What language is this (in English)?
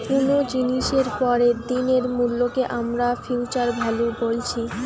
Bangla